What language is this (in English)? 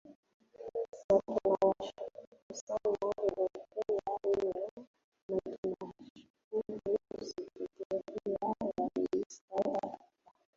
Swahili